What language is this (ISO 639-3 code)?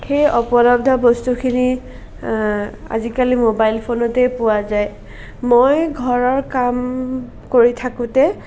asm